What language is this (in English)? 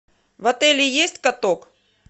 Russian